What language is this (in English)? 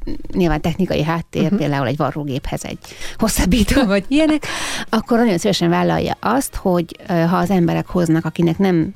Hungarian